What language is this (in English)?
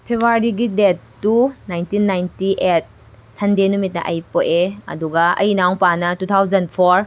Manipuri